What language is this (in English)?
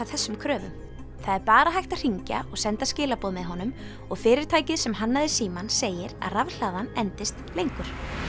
Icelandic